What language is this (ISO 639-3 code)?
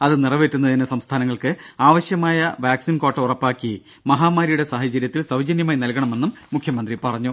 mal